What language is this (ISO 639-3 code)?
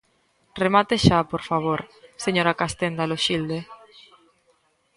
glg